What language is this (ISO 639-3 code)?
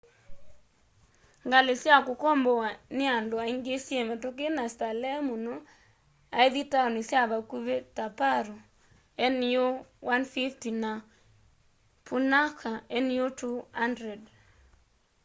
kam